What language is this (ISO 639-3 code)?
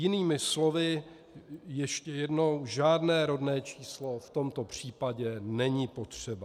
ces